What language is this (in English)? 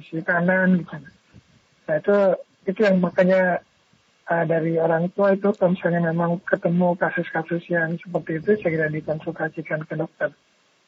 Indonesian